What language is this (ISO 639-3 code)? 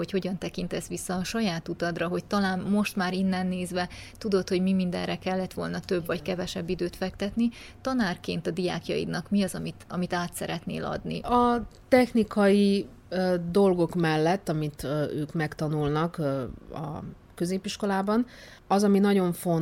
hun